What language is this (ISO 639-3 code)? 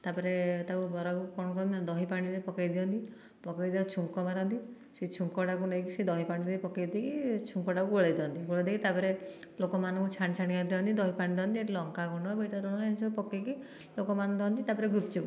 ori